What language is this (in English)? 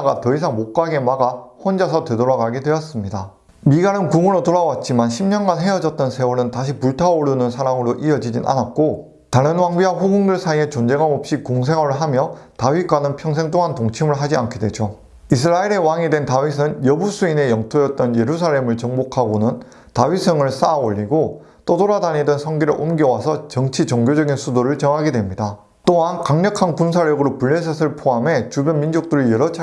Korean